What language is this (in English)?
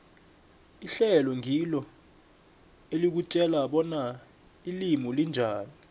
South Ndebele